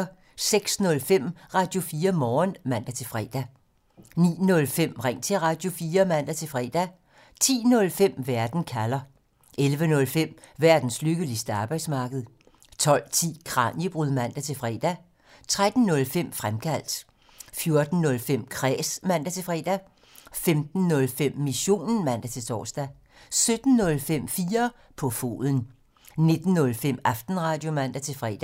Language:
Danish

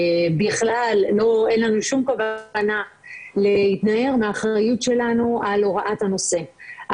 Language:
Hebrew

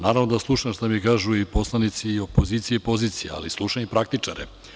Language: Serbian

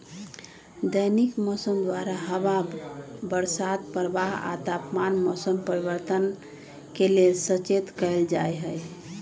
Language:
Magahi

